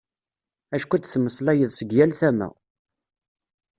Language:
Kabyle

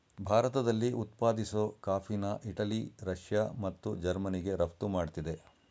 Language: Kannada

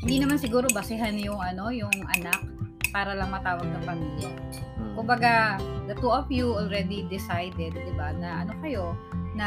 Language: Filipino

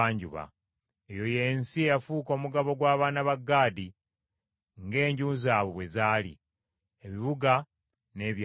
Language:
Ganda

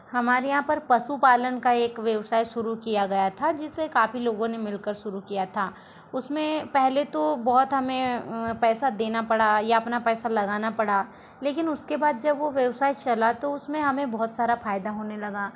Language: Hindi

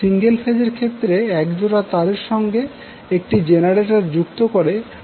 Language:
Bangla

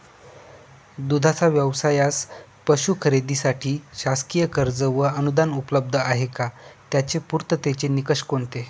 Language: Marathi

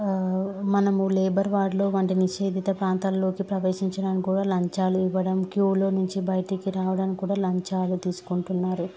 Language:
Telugu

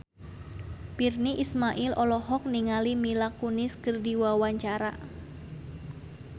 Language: Sundanese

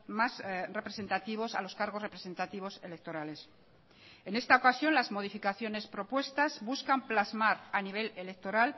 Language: Spanish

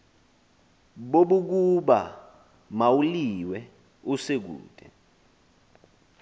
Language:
Xhosa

